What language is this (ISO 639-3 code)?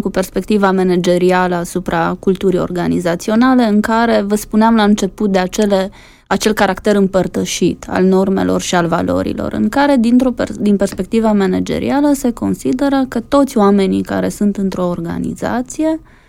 ron